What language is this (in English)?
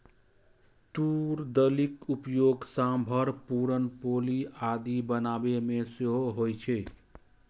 Maithili